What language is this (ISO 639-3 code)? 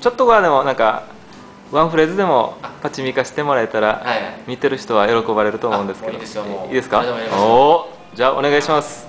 jpn